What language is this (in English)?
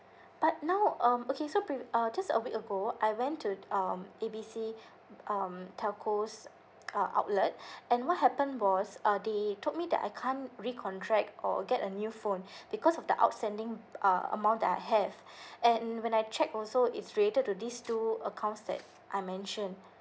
English